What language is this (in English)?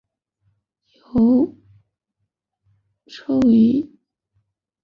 Chinese